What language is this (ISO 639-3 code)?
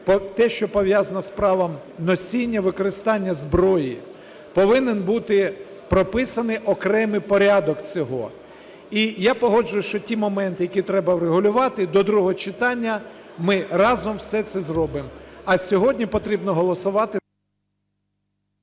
ukr